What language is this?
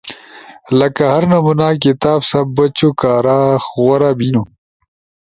Ushojo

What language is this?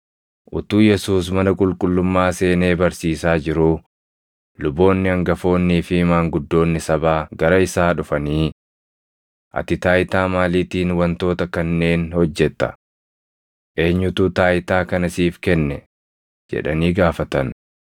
Oromo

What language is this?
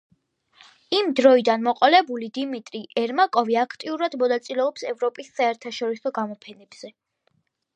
Georgian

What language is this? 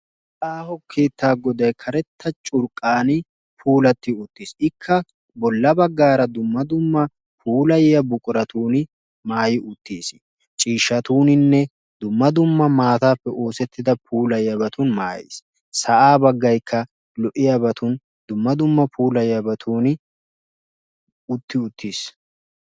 Wolaytta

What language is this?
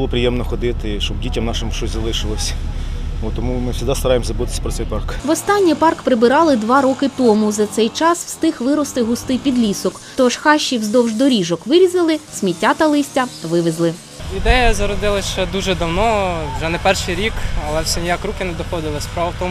Ukrainian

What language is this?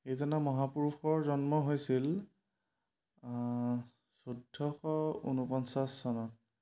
Assamese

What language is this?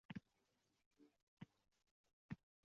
Uzbek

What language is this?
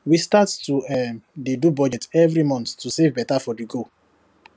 Nigerian Pidgin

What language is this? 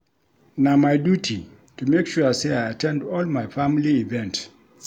Nigerian Pidgin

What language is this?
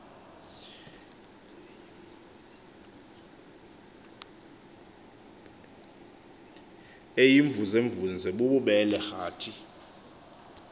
Xhosa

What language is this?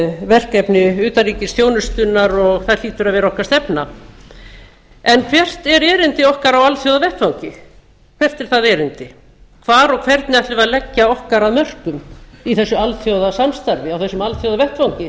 Icelandic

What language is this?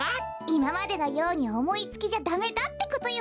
Japanese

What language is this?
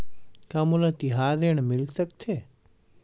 Chhattisgarhi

